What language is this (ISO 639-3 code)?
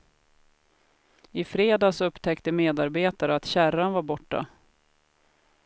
swe